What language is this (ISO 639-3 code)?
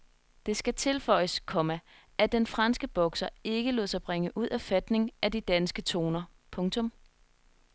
dan